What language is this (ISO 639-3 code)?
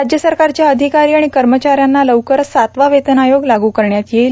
mar